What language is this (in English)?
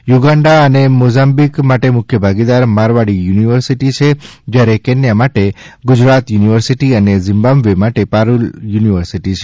Gujarati